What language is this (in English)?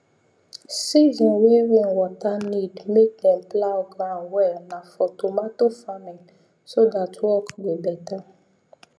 Nigerian Pidgin